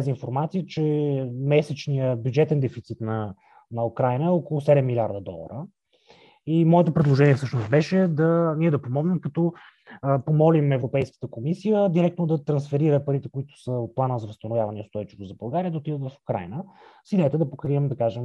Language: Bulgarian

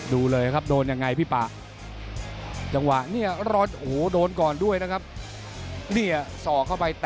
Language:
Thai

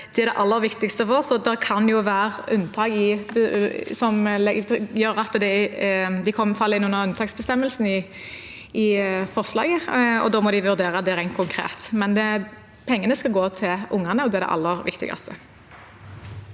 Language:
Norwegian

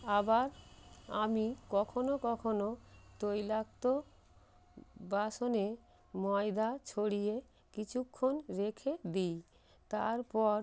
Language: Bangla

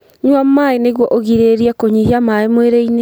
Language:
Kikuyu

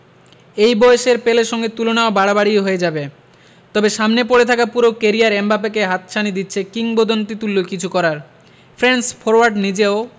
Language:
Bangla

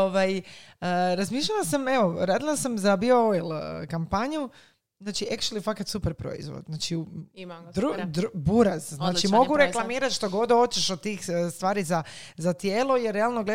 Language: Croatian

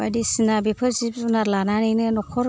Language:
Bodo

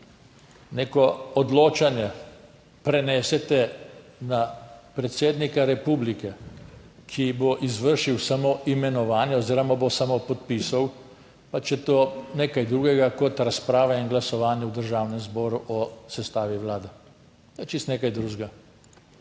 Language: Slovenian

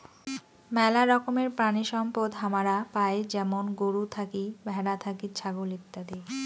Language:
Bangla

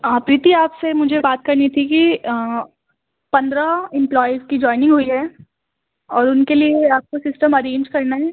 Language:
Urdu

